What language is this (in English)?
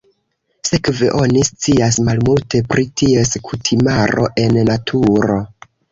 Esperanto